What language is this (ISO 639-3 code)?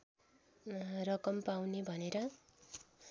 nep